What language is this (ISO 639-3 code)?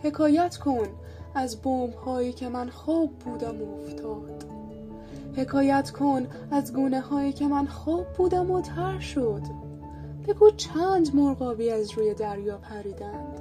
fas